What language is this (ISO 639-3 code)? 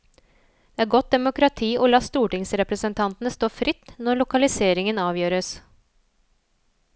nor